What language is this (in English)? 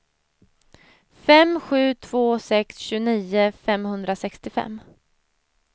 Swedish